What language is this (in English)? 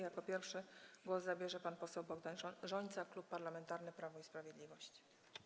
Polish